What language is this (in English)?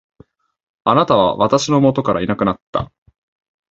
Japanese